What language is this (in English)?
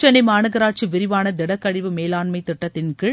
Tamil